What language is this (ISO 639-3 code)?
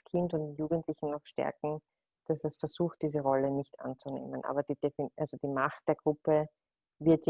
deu